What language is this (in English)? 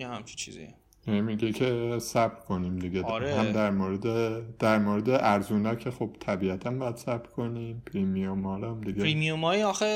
Persian